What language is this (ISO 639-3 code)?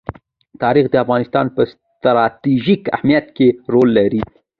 pus